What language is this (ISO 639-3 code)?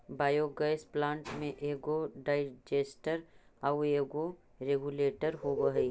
mag